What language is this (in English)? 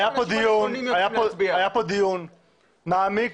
Hebrew